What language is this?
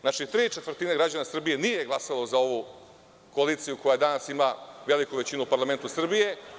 Serbian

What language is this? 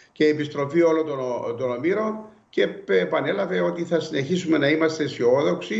Greek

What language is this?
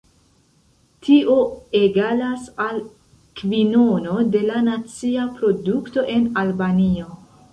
Esperanto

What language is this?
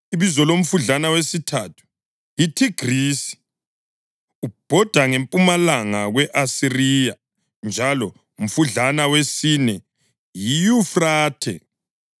North Ndebele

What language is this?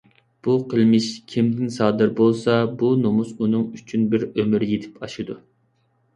Uyghur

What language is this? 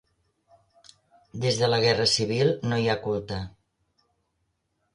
Catalan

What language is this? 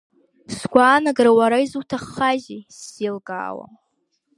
Abkhazian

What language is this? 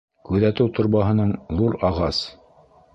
Bashkir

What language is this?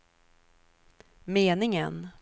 Swedish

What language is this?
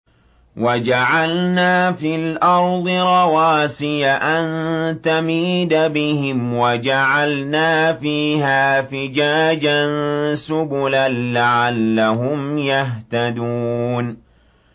Arabic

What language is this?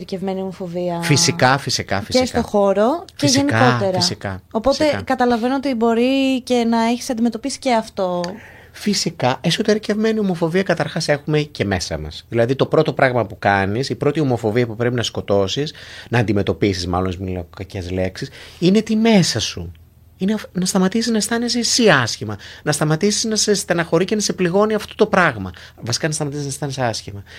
Greek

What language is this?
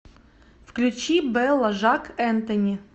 Russian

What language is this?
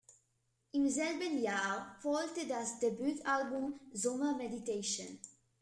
German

